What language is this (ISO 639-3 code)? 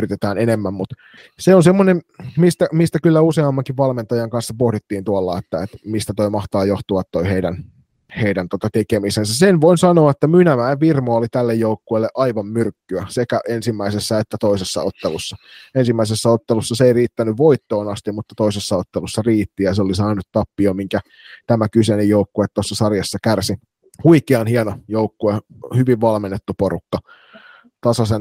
fin